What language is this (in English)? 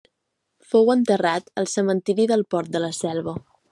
Catalan